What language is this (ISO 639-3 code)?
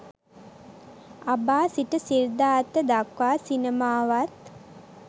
sin